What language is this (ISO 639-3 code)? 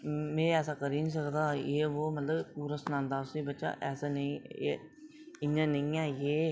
doi